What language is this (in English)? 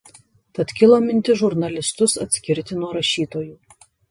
Lithuanian